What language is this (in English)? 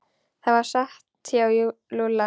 Icelandic